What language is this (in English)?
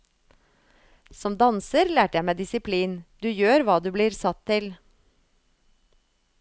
Norwegian